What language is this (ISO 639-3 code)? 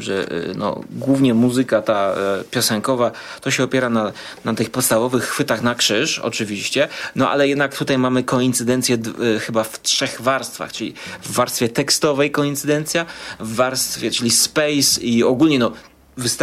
pol